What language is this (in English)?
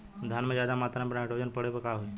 Bhojpuri